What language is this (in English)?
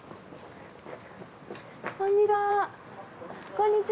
Japanese